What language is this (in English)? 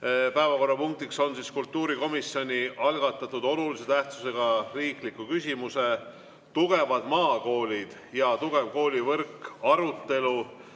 Estonian